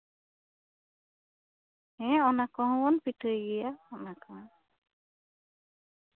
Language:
Santali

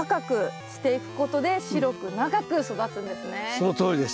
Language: Japanese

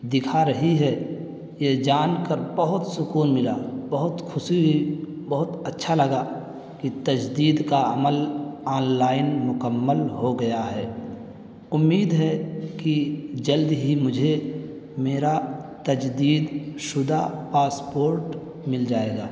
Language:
Urdu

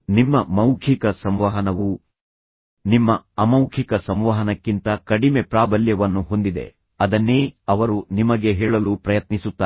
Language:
Kannada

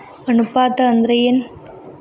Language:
Kannada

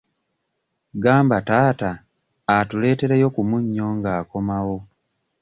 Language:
Ganda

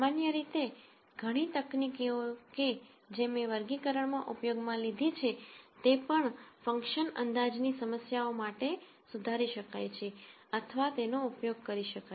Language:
Gujarati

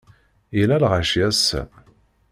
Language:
Kabyle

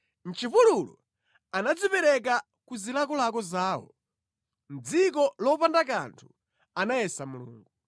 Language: Nyanja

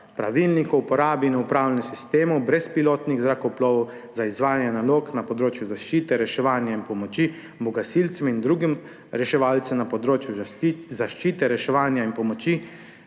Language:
Slovenian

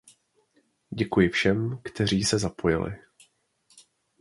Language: Czech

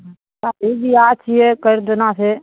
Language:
Maithili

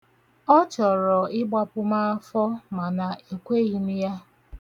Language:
Igbo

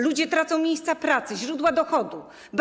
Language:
Polish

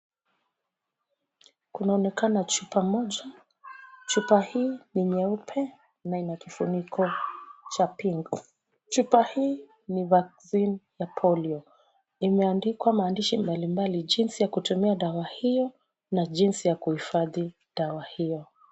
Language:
Swahili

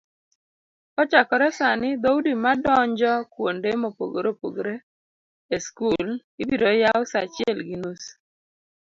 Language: Luo (Kenya and Tanzania)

